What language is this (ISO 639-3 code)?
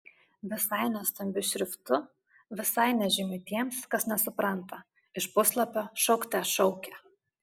lit